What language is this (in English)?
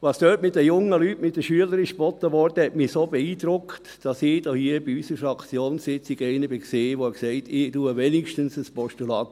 Swiss German